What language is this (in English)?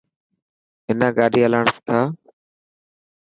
Dhatki